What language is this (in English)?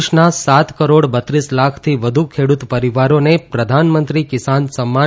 Gujarati